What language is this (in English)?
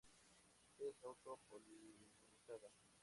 Spanish